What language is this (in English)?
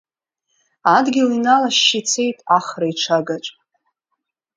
Abkhazian